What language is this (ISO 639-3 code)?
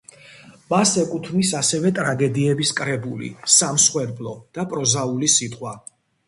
kat